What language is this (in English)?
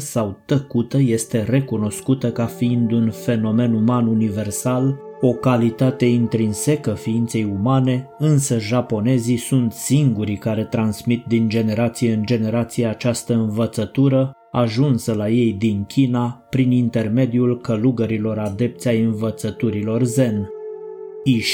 Romanian